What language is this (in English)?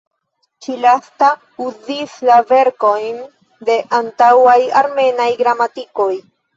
Esperanto